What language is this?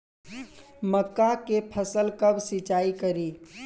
Bhojpuri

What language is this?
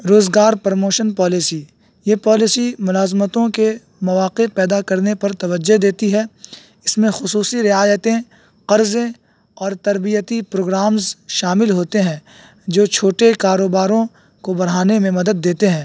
Urdu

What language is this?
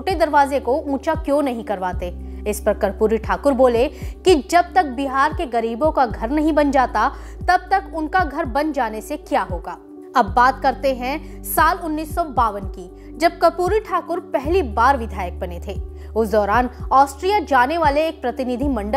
Hindi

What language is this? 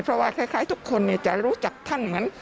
Thai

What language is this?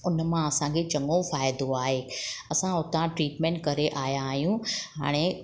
Sindhi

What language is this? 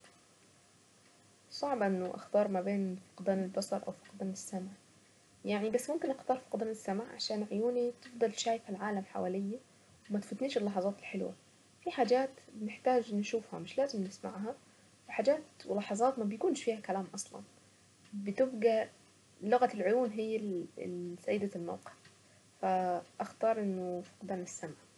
Saidi Arabic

